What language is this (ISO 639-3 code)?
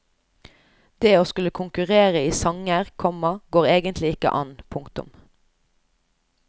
nor